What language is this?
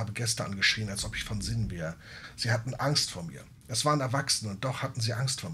German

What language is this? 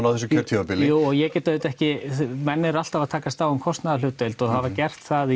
Icelandic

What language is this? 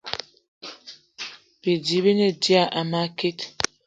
Eton (Cameroon)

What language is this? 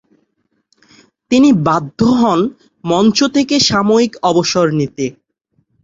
Bangla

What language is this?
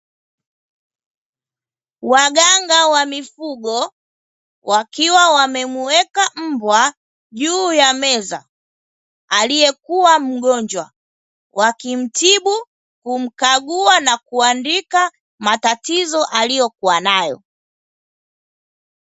Swahili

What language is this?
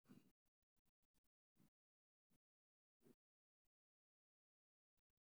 Somali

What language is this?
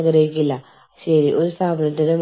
Malayalam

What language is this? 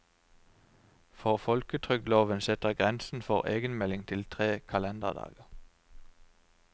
Norwegian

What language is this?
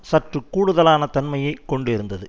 Tamil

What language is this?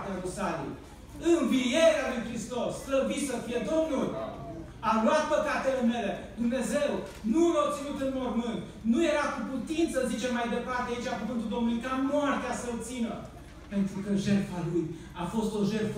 Romanian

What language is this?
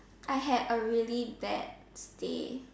English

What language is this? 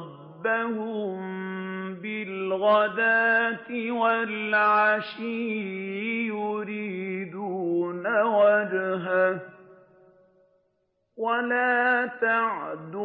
Arabic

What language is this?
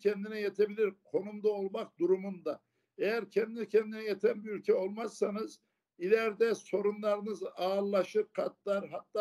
Turkish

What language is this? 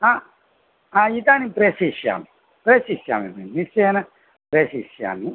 Sanskrit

